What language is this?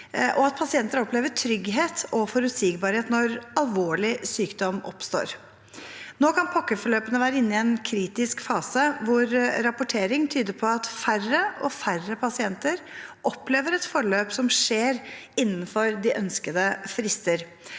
Norwegian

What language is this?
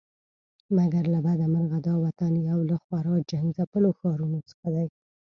Pashto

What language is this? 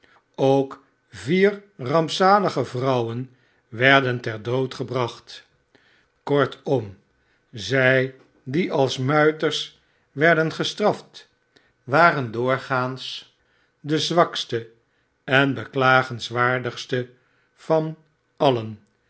Dutch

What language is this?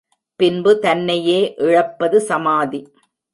Tamil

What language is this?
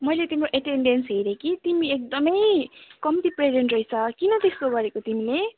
Nepali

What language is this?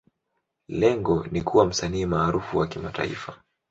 Swahili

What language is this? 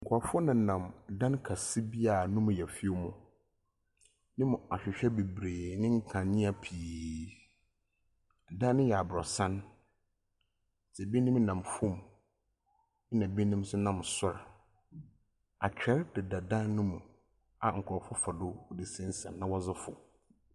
Akan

